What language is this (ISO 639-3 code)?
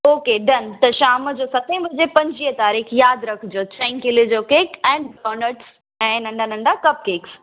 snd